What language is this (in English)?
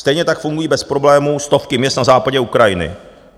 Czech